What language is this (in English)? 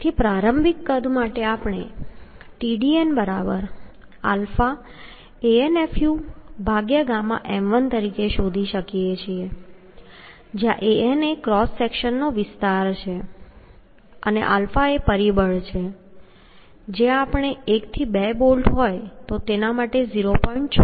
Gujarati